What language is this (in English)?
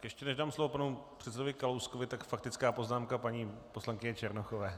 Czech